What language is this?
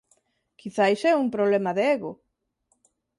Galician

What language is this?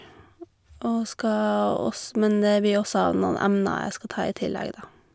Norwegian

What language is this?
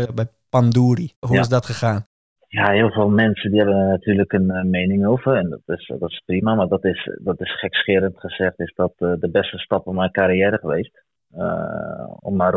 Dutch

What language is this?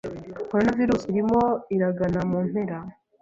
Kinyarwanda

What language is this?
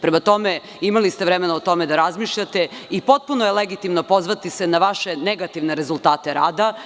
Serbian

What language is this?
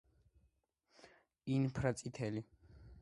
Georgian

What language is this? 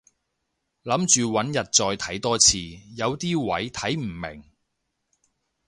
Cantonese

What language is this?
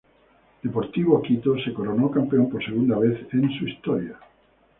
Spanish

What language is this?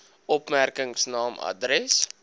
Afrikaans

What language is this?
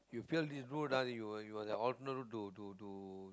English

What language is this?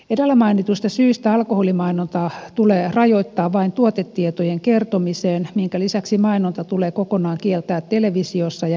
Finnish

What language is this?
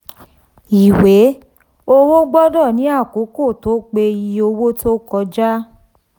Yoruba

